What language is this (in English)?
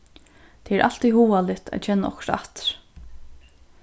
Faroese